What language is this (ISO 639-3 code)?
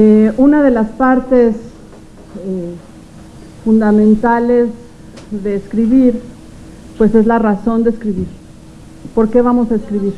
spa